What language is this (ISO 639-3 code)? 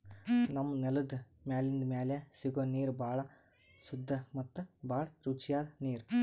kan